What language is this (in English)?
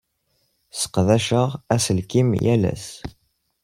Kabyle